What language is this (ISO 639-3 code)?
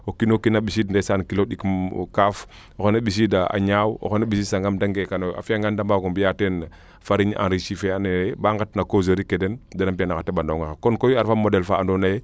srr